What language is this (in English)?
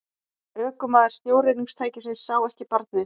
Icelandic